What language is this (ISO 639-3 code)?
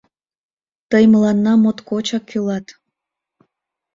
chm